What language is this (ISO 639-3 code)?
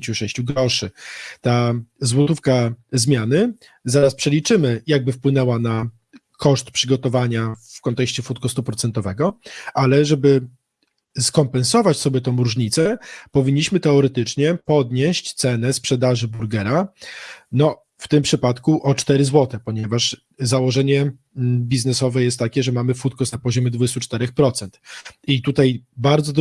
pol